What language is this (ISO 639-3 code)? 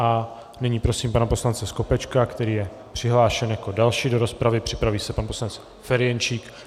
ces